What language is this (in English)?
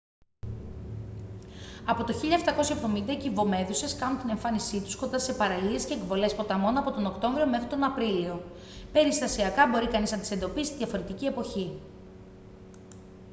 Greek